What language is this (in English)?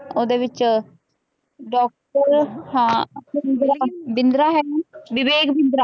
Punjabi